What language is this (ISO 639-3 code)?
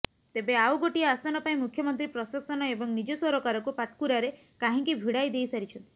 ori